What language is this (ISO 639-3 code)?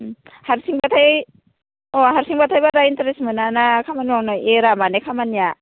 brx